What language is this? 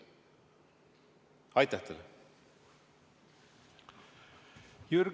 Estonian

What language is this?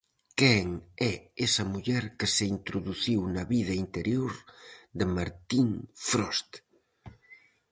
Galician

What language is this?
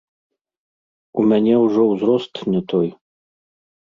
Belarusian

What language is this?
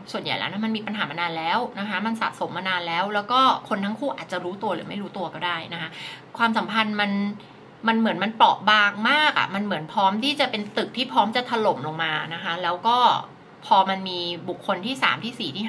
Thai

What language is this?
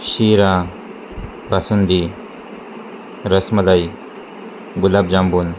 Marathi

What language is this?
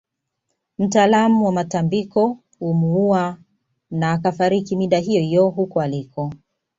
Swahili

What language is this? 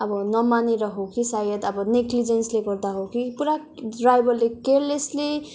Nepali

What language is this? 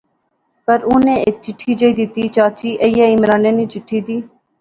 Pahari-Potwari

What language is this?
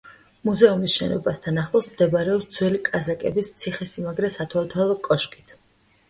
Georgian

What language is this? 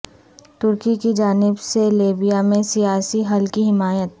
Urdu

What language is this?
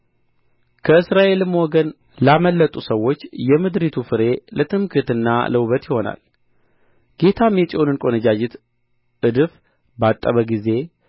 Amharic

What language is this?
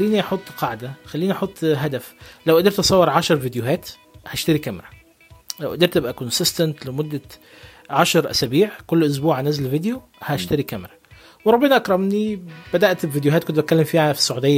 Arabic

